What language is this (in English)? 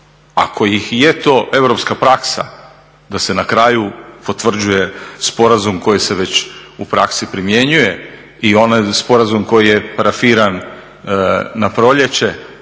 Croatian